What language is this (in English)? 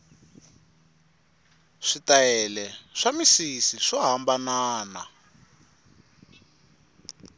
Tsonga